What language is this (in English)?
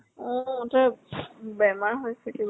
Assamese